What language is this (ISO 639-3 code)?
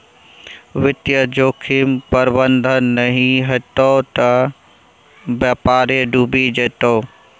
mai